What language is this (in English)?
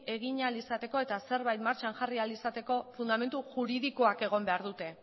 Basque